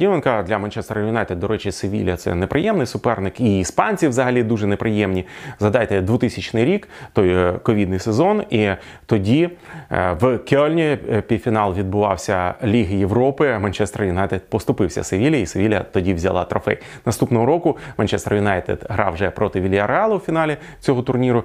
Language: Ukrainian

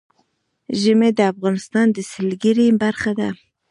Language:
Pashto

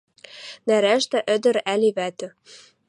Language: Western Mari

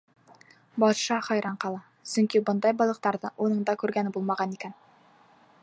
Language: Bashkir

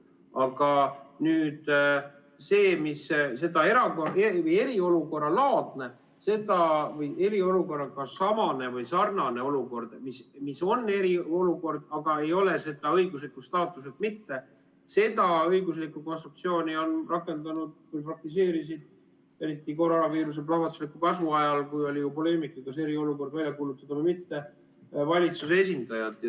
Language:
Estonian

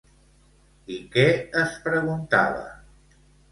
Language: Catalan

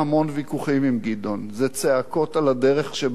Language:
Hebrew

